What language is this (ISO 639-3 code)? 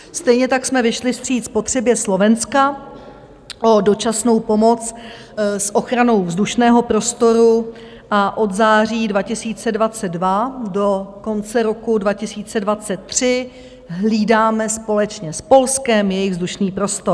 ces